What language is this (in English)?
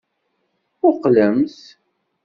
Kabyle